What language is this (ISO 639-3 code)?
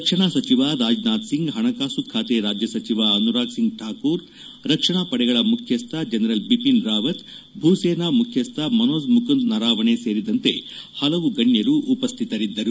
kan